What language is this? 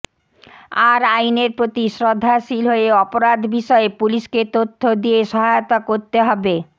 Bangla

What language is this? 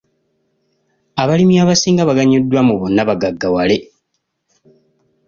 Ganda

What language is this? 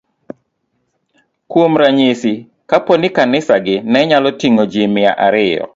Luo (Kenya and Tanzania)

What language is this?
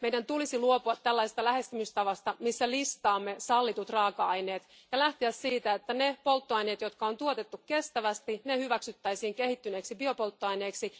Finnish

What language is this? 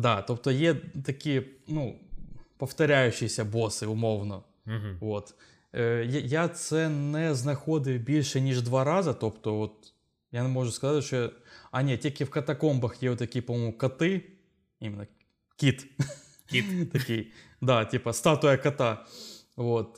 Ukrainian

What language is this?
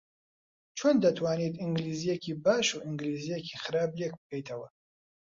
Central Kurdish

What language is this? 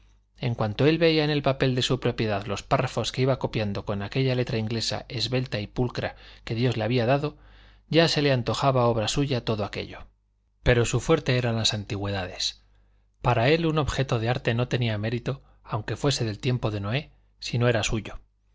Spanish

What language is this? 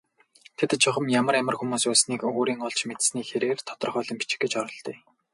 Mongolian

